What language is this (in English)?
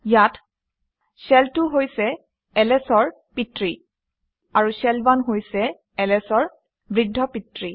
Assamese